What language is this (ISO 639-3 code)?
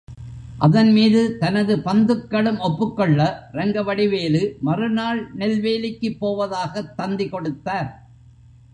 tam